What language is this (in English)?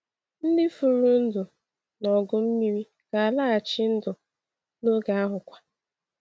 Igbo